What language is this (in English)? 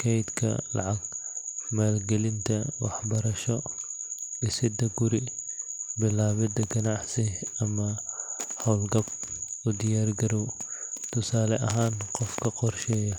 Somali